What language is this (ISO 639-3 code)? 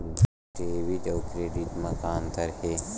hne